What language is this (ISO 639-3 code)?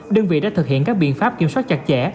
vie